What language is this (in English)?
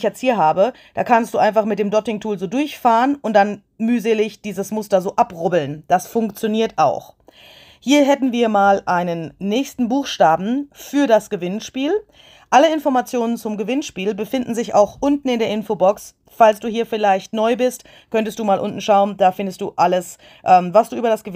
German